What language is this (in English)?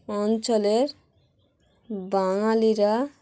Bangla